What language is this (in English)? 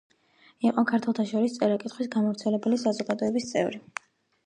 Georgian